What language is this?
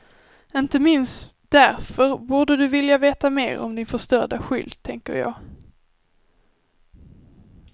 Swedish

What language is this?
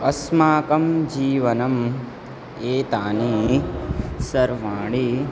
Sanskrit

